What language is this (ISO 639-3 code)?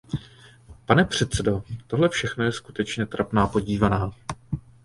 ces